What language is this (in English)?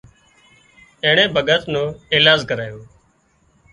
Wadiyara Koli